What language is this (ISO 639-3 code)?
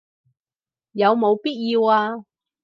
yue